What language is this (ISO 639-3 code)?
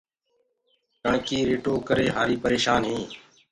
ggg